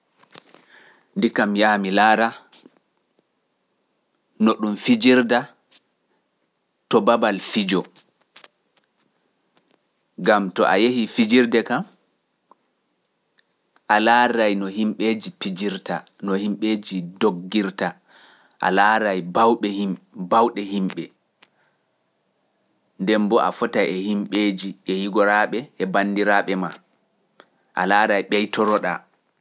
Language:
Pular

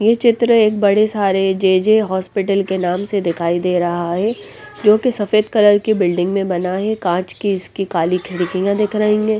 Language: Hindi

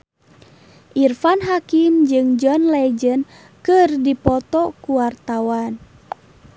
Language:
Sundanese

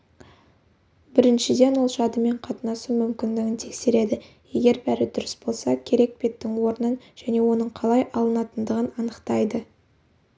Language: Kazakh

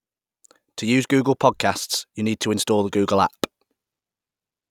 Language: English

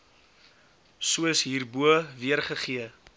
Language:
Afrikaans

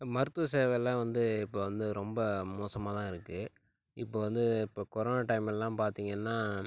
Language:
Tamil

